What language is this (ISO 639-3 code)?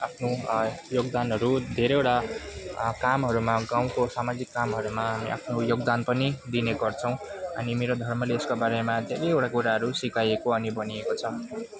nep